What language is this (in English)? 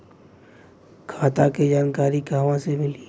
Bhojpuri